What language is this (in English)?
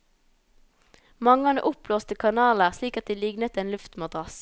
Norwegian